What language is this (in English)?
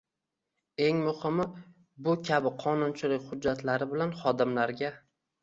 Uzbek